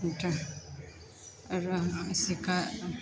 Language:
Maithili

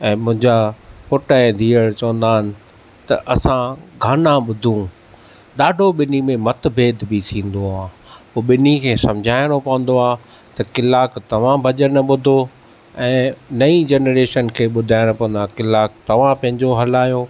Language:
Sindhi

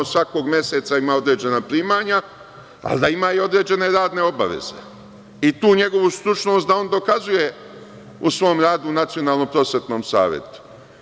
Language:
Serbian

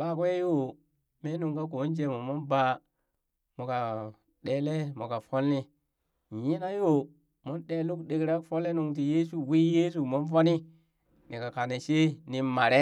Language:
Burak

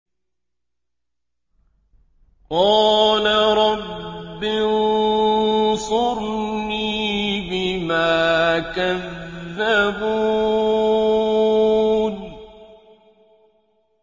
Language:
Arabic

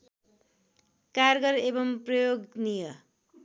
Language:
Nepali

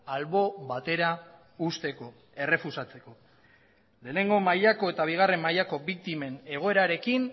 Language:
Basque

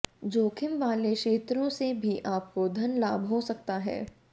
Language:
Hindi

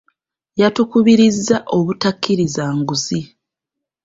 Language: Ganda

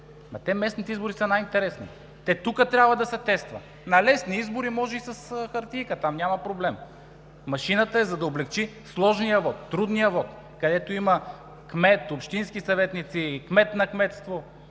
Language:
Bulgarian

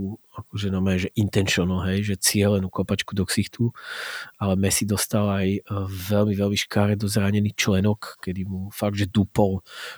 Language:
Slovak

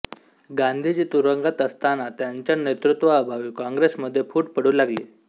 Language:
Marathi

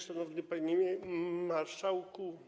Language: Polish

